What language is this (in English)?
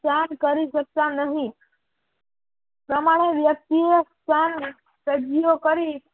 Gujarati